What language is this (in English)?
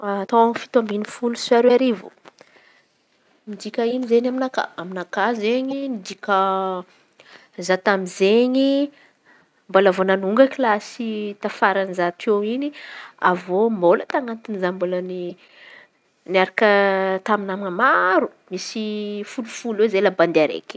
Antankarana Malagasy